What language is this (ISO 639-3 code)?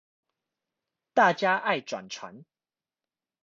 zho